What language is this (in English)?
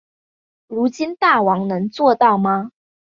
Chinese